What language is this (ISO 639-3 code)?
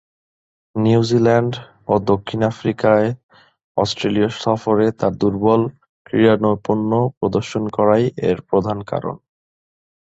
ben